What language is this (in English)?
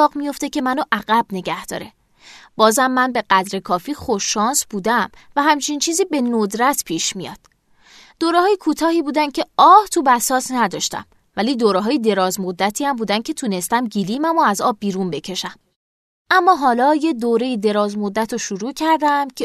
Persian